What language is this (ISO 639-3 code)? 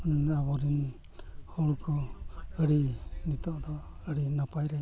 sat